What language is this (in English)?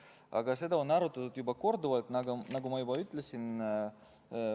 Estonian